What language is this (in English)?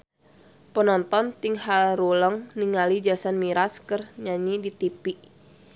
Sundanese